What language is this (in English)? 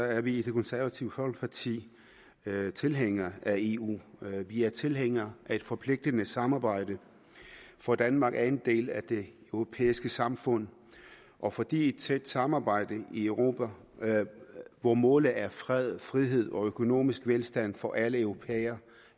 Danish